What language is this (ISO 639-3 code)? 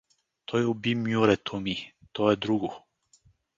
bul